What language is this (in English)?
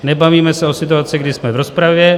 Czech